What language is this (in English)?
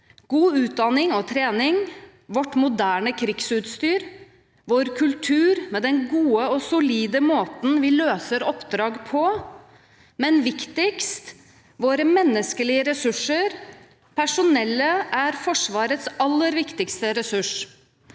Norwegian